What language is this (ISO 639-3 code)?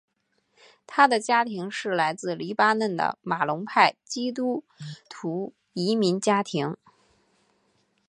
zho